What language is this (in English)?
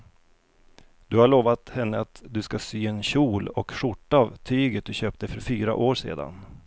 Swedish